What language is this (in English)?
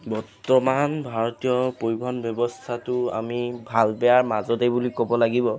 Assamese